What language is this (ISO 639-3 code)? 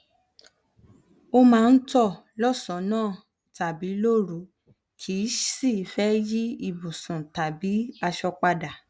yor